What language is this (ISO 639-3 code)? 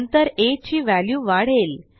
mar